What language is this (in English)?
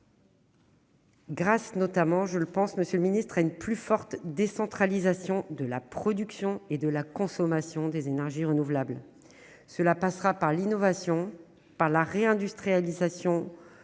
French